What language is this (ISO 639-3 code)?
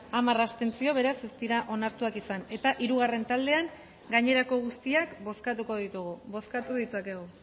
eus